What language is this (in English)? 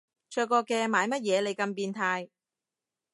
Cantonese